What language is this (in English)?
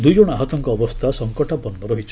Odia